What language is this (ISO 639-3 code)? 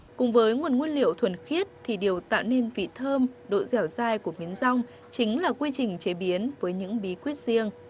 vie